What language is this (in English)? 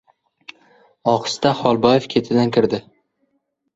Uzbek